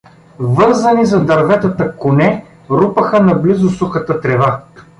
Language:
Bulgarian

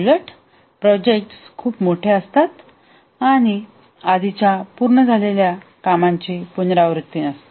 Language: Marathi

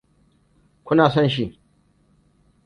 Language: Hausa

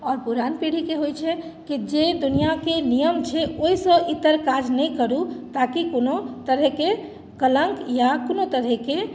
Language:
Maithili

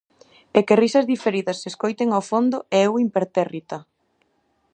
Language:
Galician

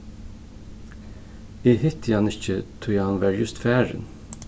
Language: Faroese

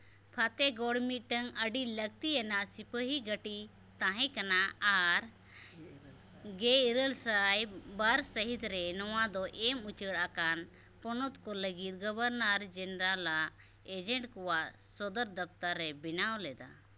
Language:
Santali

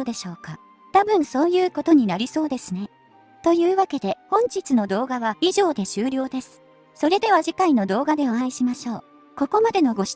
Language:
Japanese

